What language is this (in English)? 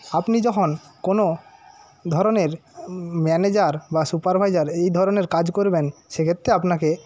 Bangla